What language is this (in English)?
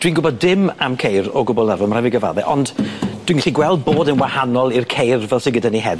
Welsh